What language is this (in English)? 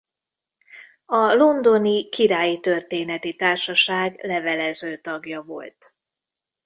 Hungarian